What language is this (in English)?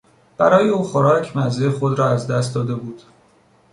Persian